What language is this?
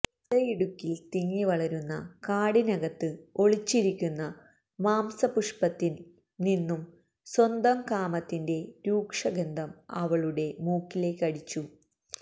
Malayalam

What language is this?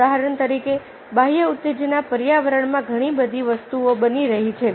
Gujarati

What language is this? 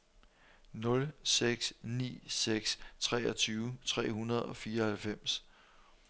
Danish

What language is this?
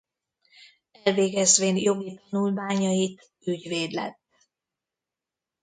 Hungarian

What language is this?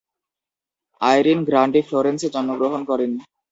Bangla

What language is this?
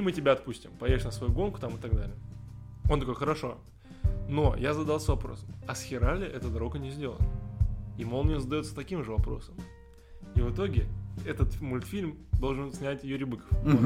Russian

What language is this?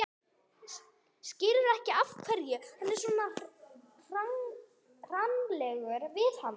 Icelandic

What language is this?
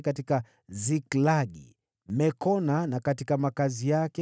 Swahili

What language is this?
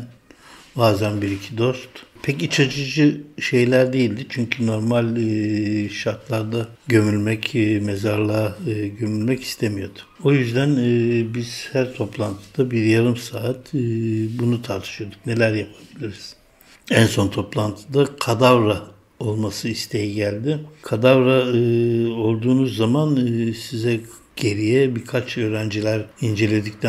Turkish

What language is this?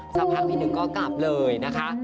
Thai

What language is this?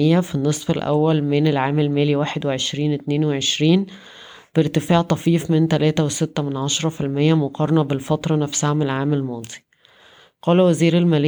Arabic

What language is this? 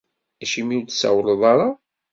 Kabyle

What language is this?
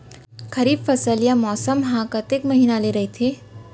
Chhattisgarhi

